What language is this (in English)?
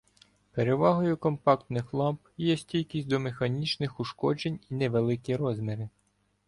Ukrainian